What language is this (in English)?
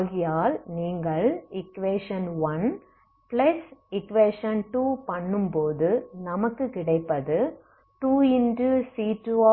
Tamil